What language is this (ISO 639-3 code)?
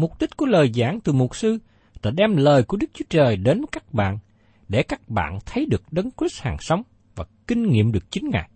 vie